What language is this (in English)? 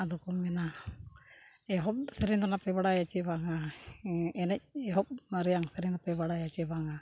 Santali